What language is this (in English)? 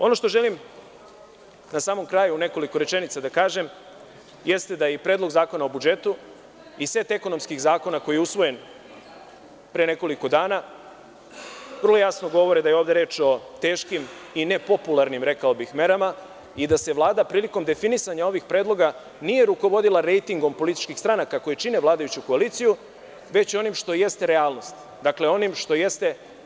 Serbian